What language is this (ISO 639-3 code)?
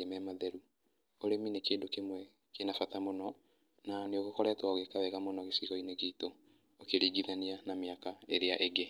kik